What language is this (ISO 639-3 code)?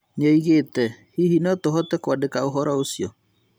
kik